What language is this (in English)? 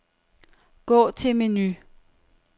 Danish